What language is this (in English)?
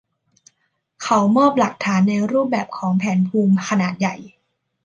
Thai